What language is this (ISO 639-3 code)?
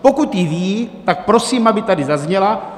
ces